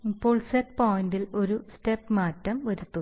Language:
Malayalam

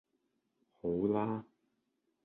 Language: Cantonese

